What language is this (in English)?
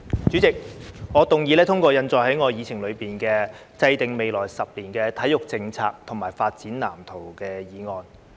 Cantonese